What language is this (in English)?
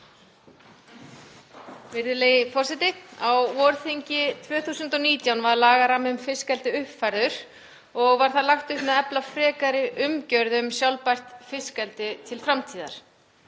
Icelandic